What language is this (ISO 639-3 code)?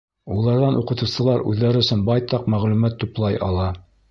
bak